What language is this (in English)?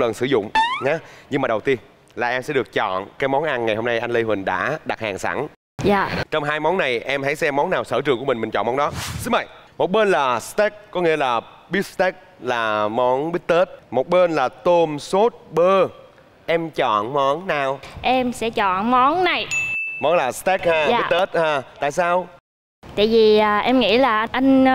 Vietnamese